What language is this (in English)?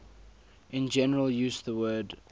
English